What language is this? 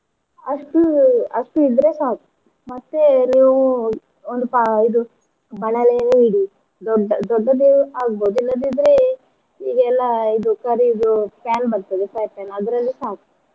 Kannada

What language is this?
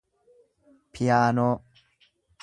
Oromo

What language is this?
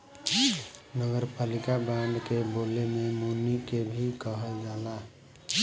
Bhojpuri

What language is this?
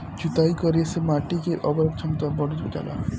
Bhojpuri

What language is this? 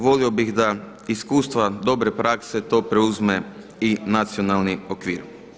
Croatian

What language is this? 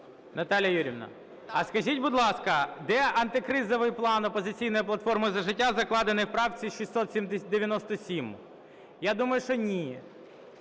Ukrainian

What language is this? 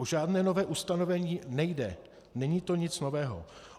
Czech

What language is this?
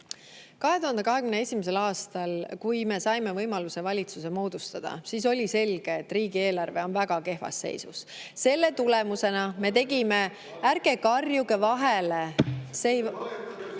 Estonian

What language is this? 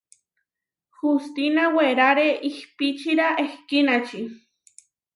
Huarijio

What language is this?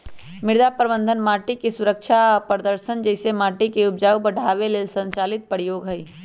Magahi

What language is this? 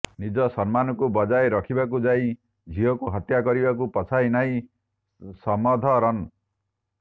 Odia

